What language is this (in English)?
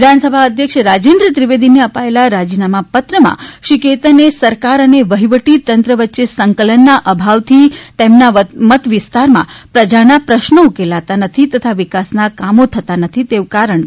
Gujarati